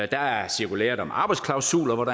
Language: Danish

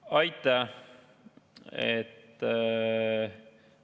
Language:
Estonian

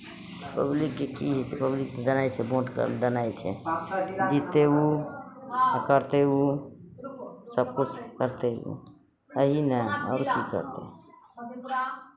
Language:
Maithili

